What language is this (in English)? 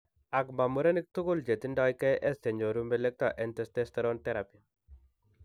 Kalenjin